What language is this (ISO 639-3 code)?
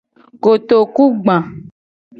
gej